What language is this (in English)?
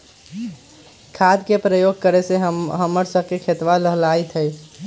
Magahi